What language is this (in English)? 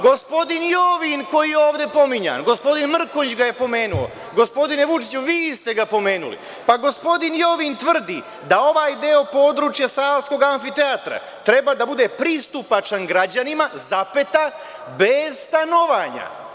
Serbian